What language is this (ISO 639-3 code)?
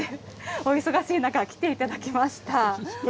jpn